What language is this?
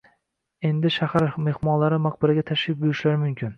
Uzbek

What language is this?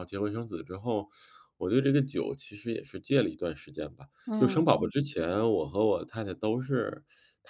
Chinese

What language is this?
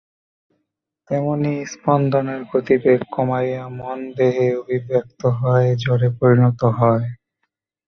Bangla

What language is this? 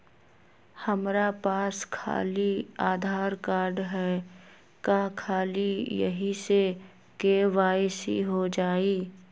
Magahi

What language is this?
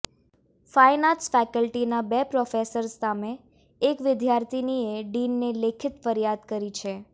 Gujarati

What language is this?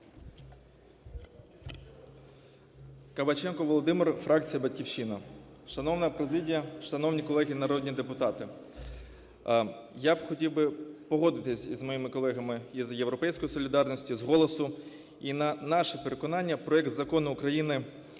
Ukrainian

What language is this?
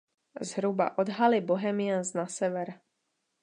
Czech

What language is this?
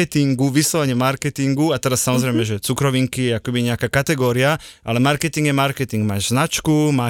Slovak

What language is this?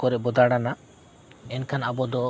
Santali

